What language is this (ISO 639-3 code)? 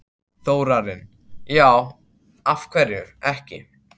isl